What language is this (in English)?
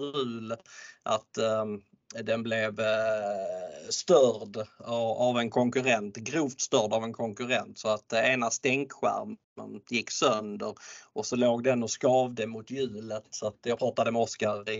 Swedish